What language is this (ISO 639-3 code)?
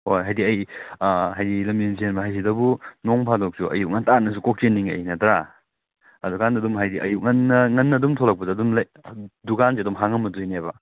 mni